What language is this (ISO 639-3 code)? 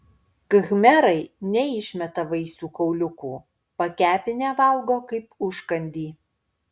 lit